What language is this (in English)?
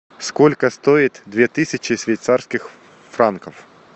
Russian